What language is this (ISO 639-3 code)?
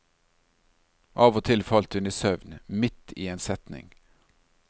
nor